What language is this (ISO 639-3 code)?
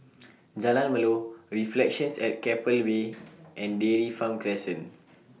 eng